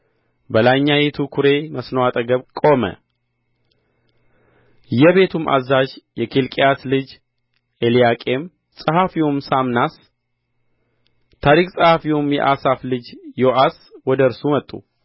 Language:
Amharic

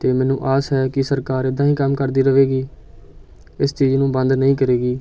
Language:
Punjabi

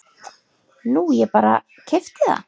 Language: Icelandic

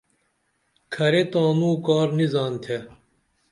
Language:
Dameli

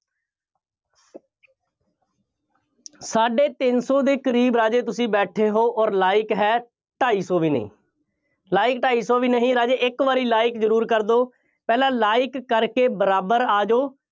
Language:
Punjabi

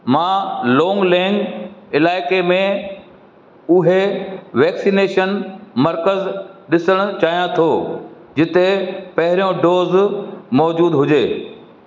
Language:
Sindhi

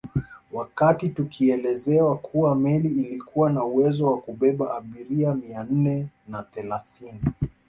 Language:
Swahili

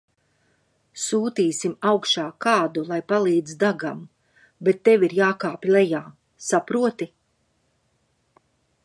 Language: Latvian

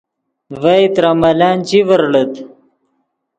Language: Yidgha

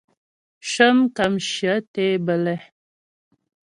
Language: Ghomala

